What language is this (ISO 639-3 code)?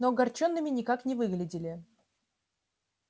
rus